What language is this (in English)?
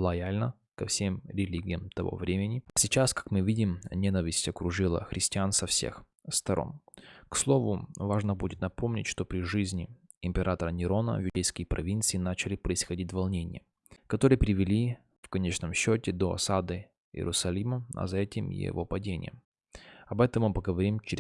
Russian